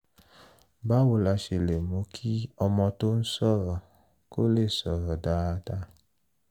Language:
Yoruba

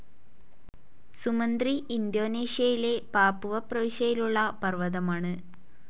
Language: Malayalam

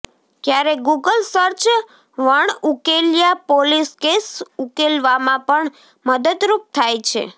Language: Gujarati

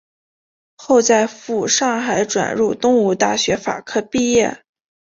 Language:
Chinese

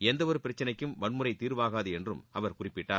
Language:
Tamil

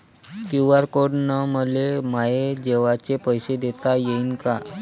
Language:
Marathi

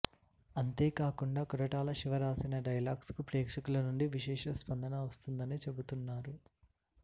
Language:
Telugu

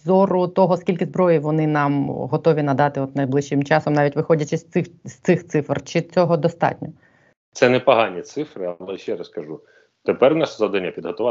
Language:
Ukrainian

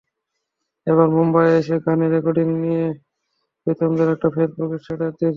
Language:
Bangla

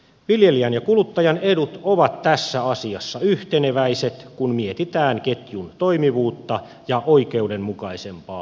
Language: Finnish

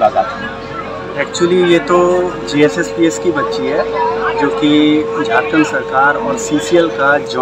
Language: Hindi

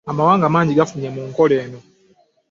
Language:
Ganda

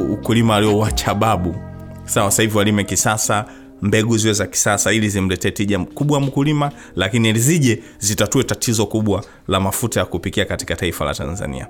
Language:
Swahili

